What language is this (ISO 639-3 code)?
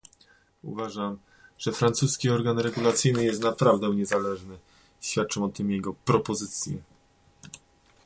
pol